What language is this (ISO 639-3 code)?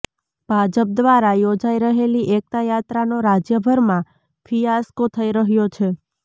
guj